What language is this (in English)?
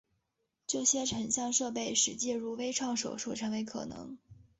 Chinese